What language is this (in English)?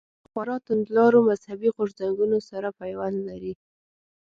Pashto